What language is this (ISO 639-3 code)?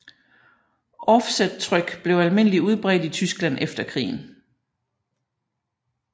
dan